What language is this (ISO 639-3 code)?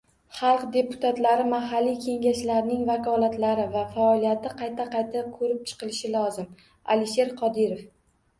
uzb